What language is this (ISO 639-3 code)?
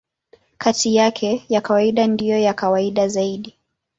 swa